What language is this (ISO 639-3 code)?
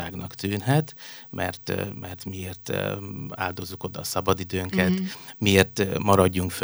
hun